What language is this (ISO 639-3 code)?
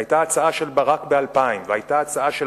heb